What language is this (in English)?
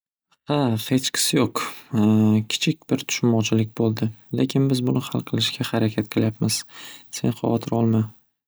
Uzbek